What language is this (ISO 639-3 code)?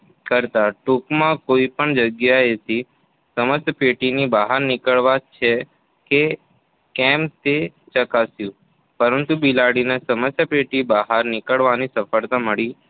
guj